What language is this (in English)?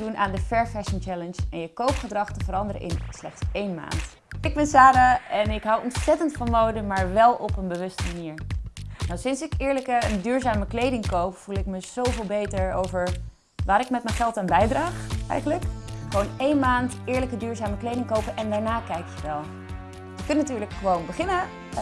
Dutch